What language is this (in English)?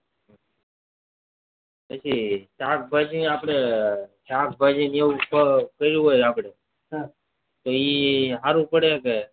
Gujarati